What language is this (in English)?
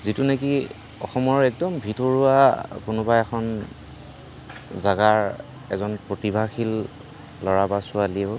Assamese